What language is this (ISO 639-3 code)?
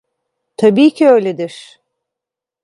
tur